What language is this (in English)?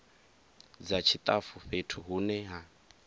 Venda